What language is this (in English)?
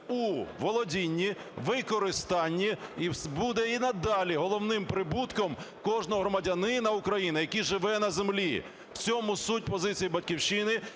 Ukrainian